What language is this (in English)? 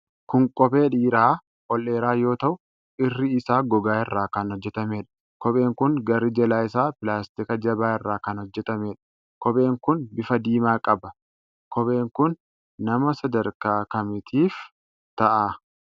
Oromo